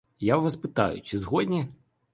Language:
Ukrainian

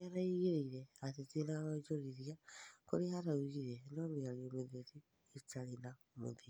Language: Kikuyu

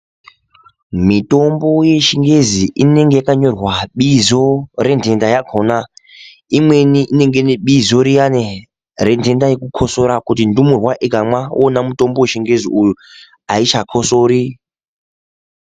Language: Ndau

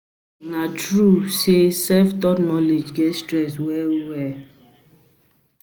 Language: Nigerian Pidgin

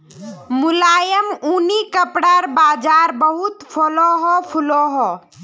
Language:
Magahi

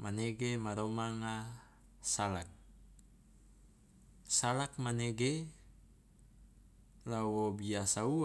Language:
Loloda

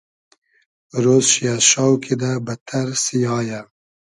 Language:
Hazaragi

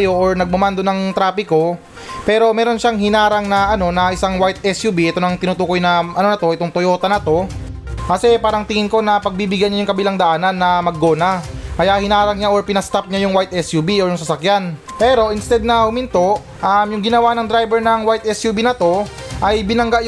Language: Filipino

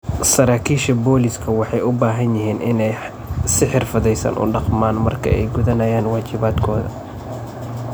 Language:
Somali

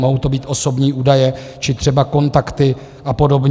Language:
Czech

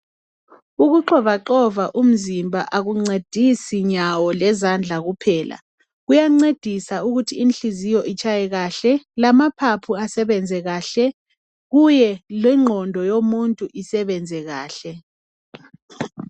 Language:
North Ndebele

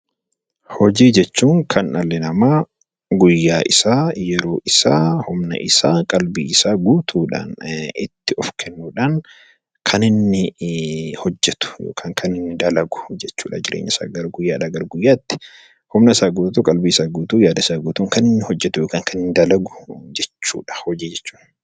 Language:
Oromo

